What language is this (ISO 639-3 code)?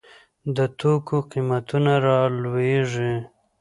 pus